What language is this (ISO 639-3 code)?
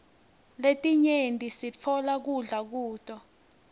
ssw